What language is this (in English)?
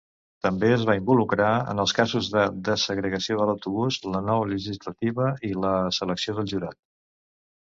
Catalan